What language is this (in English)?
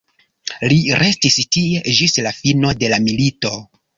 Esperanto